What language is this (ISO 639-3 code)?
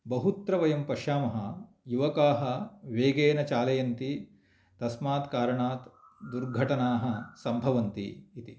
san